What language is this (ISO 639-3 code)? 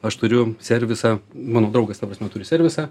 lit